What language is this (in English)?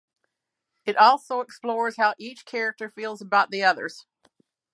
English